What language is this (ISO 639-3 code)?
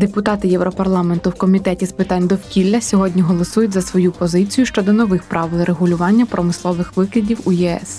ukr